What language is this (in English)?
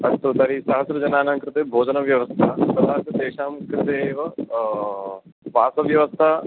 Sanskrit